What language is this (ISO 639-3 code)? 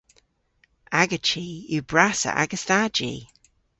cor